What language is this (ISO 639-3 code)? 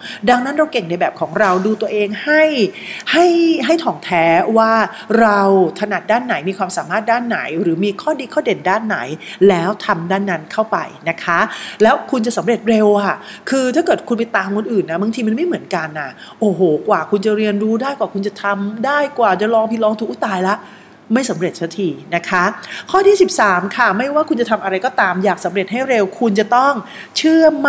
tha